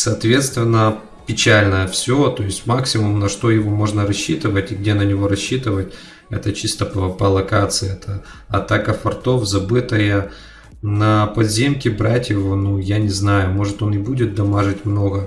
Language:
Russian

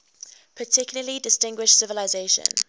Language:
English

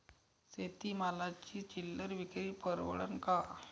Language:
Marathi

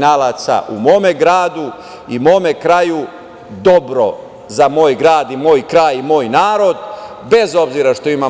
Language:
Serbian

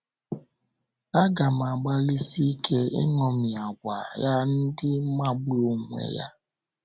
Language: Igbo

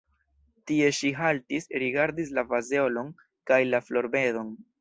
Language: Esperanto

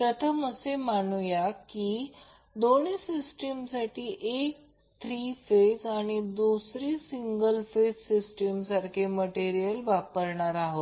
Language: Marathi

